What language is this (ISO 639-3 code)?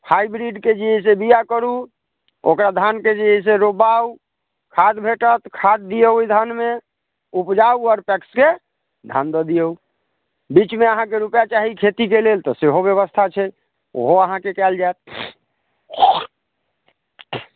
mai